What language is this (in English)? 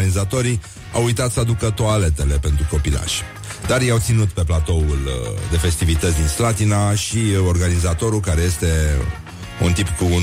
Romanian